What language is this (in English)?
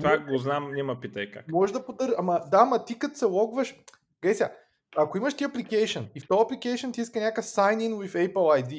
Bulgarian